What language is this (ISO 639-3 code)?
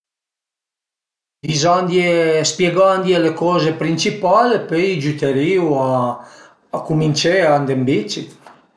pms